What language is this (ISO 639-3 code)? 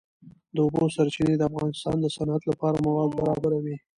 pus